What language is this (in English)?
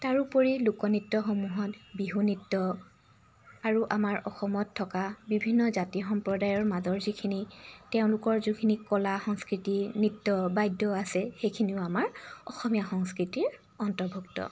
Assamese